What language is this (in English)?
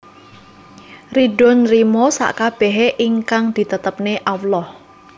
Javanese